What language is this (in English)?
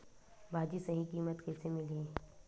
Chhattisgarhi